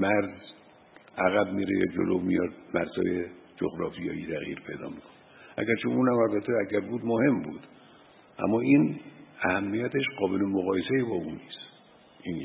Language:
Persian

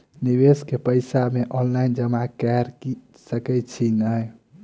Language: Maithili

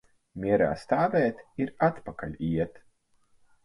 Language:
Latvian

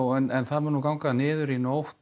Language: Icelandic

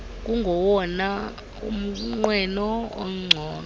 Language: Xhosa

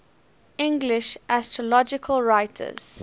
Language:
English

